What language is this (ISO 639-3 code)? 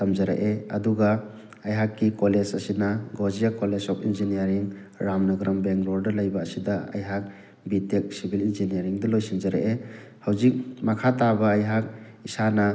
mni